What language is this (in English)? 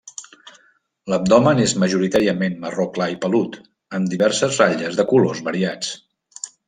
Catalan